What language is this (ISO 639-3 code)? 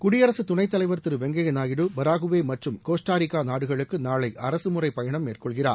tam